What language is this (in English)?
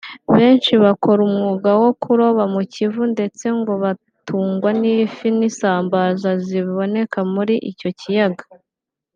Kinyarwanda